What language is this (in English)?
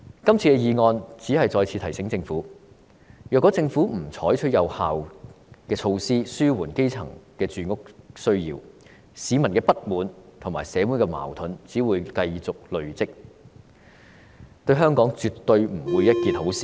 Cantonese